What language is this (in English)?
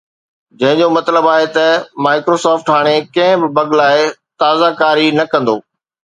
Sindhi